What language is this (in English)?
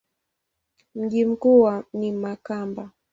Swahili